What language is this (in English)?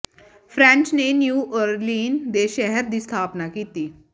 Punjabi